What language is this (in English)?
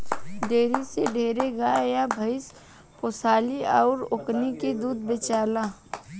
Bhojpuri